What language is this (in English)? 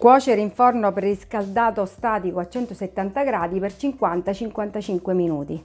Italian